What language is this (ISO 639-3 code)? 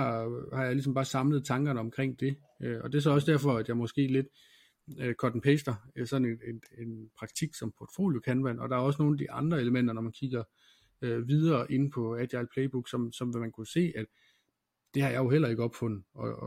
dan